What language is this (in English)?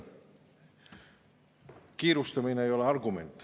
Estonian